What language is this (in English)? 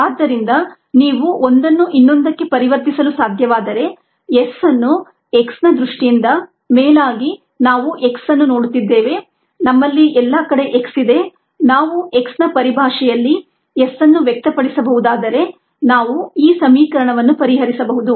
Kannada